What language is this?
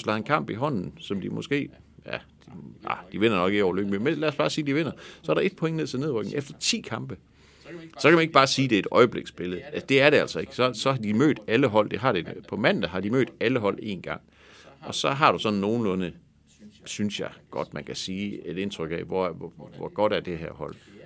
Danish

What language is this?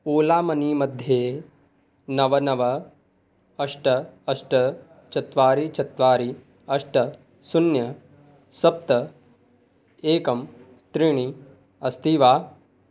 Sanskrit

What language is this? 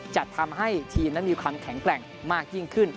Thai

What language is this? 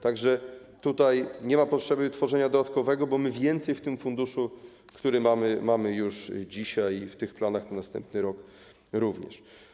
Polish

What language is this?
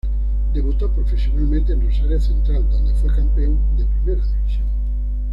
Spanish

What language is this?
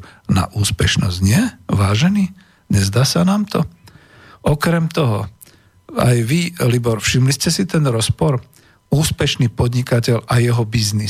Slovak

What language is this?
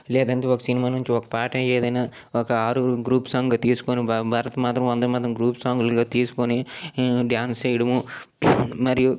Telugu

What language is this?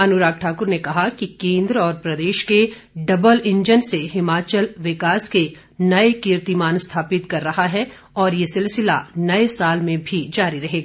Hindi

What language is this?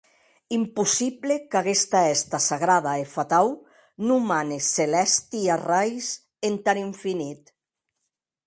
Occitan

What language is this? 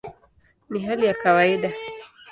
Swahili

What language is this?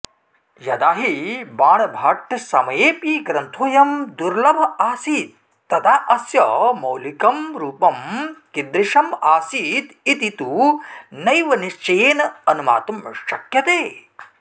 Sanskrit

